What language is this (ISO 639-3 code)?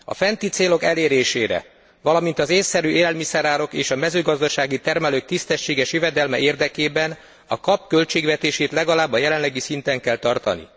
hun